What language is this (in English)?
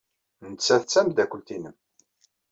Kabyle